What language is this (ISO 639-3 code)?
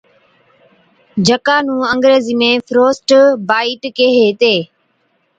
odk